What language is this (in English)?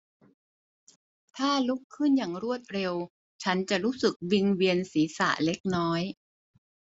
Thai